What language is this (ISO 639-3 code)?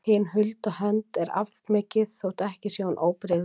isl